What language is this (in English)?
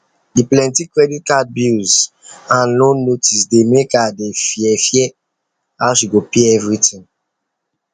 Nigerian Pidgin